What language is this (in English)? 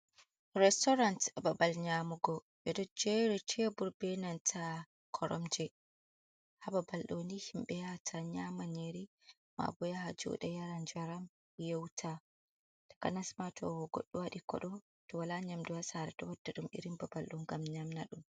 Fula